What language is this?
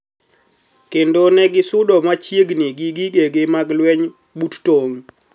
Luo (Kenya and Tanzania)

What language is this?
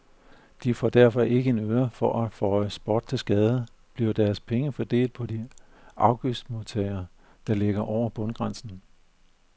Danish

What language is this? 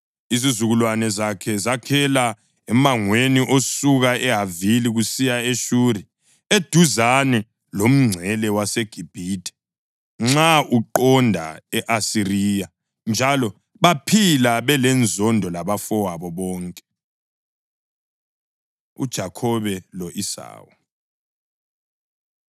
North Ndebele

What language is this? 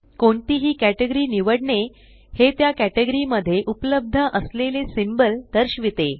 Marathi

